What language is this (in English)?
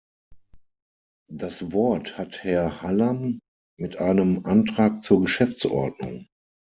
German